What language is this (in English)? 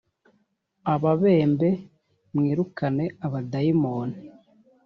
Kinyarwanda